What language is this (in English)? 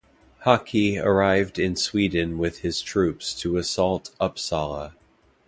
English